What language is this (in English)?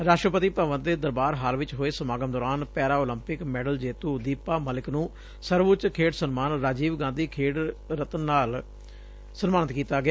Punjabi